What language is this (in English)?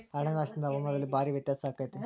Kannada